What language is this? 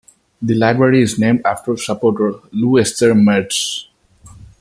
English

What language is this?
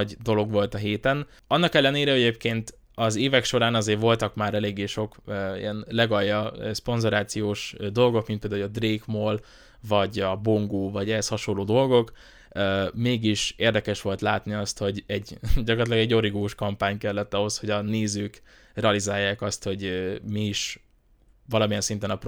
Hungarian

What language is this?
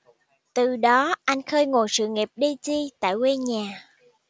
Vietnamese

